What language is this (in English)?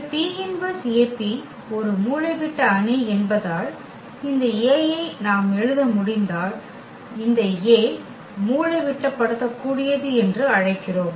Tamil